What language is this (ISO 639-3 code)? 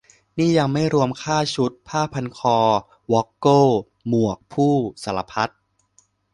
tha